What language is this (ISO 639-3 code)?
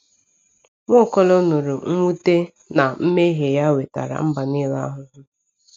ibo